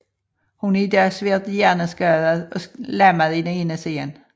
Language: Danish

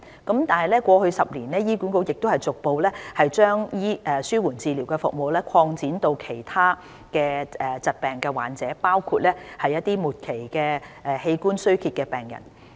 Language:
Cantonese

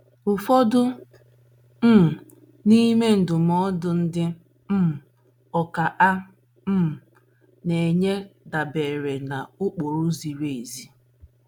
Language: Igbo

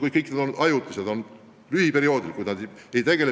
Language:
Estonian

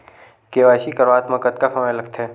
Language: Chhattisgarhi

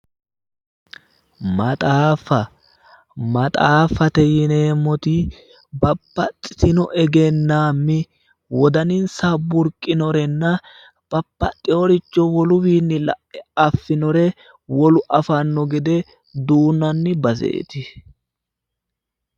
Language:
Sidamo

